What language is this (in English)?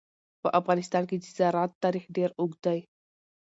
Pashto